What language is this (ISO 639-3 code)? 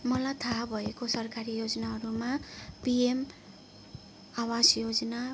nep